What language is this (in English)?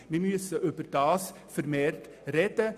Swiss German